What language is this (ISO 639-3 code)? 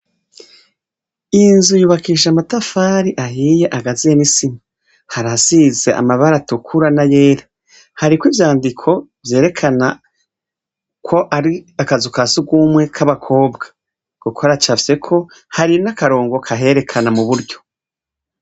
run